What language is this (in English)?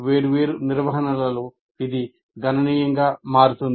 Telugu